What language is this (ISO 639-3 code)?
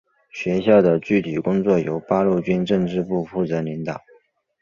zho